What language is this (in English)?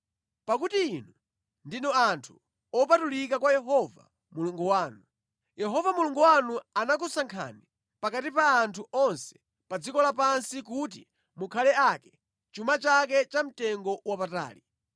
Nyanja